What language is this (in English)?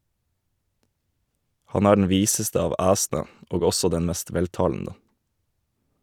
Norwegian